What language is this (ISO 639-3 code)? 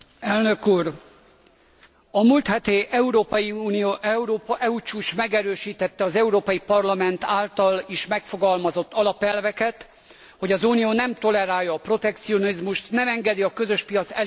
hun